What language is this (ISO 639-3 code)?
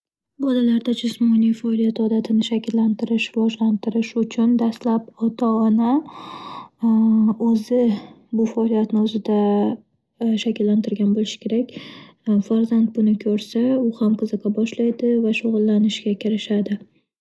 uzb